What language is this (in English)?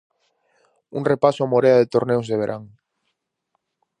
Galician